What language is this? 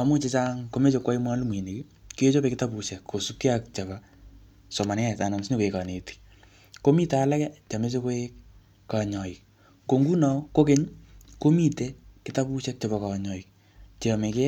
Kalenjin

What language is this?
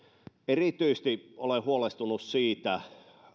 Finnish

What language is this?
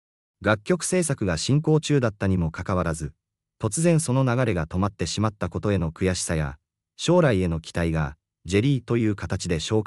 Japanese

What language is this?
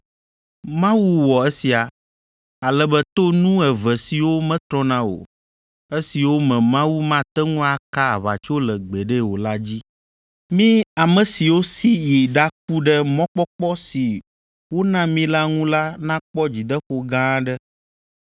Ewe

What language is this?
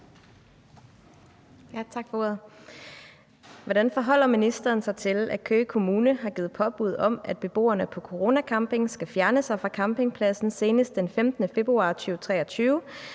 Danish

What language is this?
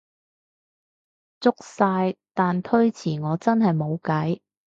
Cantonese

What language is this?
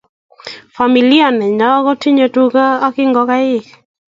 Kalenjin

